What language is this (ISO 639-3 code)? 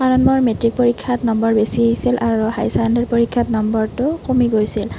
asm